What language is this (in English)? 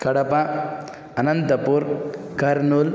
Sanskrit